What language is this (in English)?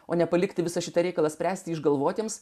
Lithuanian